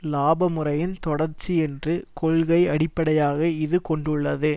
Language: Tamil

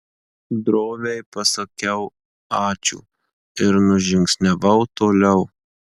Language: Lithuanian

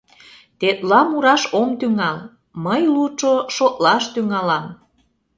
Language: Mari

